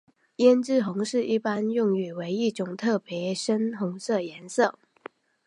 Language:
Chinese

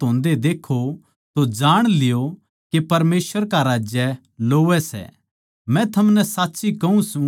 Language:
Haryanvi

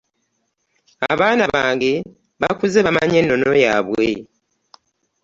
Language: Ganda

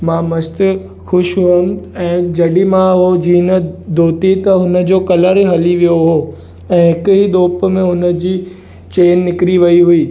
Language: Sindhi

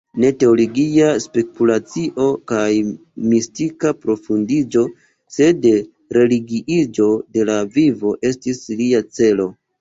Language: Esperanto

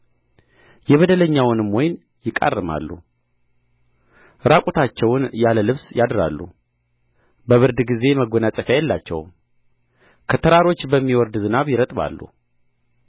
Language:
Amharic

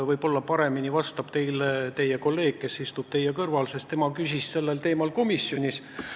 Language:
Estonian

